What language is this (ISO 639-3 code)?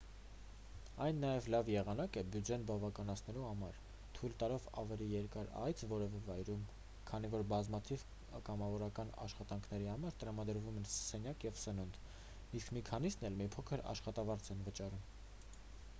hye